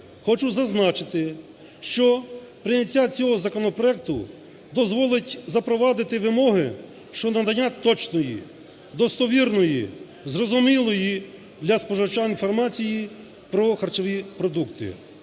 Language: Ukrainian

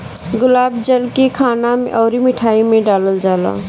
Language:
Bhojpuri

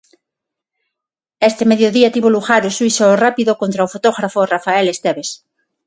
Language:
Galician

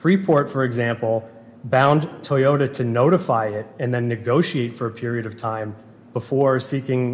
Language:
English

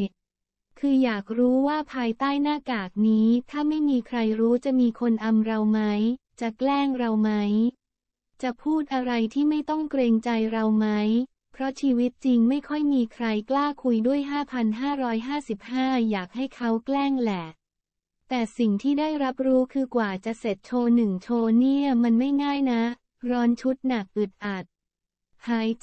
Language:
Thai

